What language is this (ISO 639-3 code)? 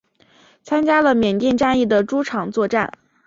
zho